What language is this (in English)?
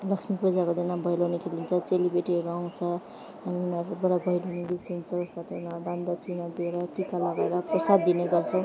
Nepali